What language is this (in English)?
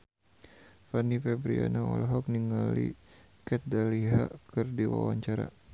Sundanese